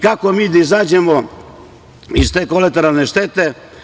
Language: Serbian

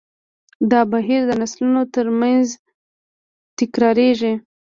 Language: Pashto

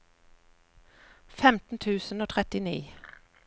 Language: Norwegian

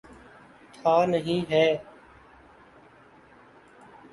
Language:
Urdu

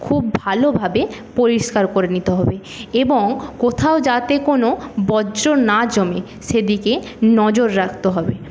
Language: Bangla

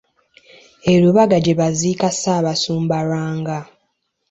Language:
Ganda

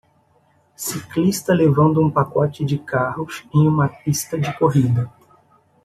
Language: Portuguese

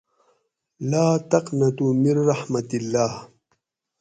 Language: Gawri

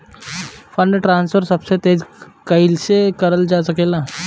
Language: Bhojpuri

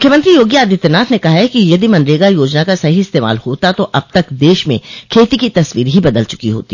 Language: Hindi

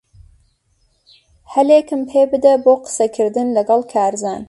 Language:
Central Kurdish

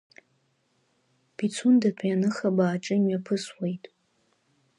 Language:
Abkhazian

